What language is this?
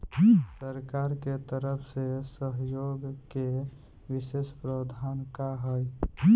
Bhojpuri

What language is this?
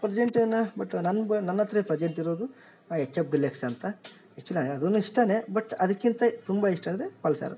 Kannada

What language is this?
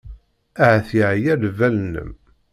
Kabyle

